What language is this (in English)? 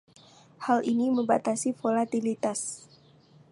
Indonesian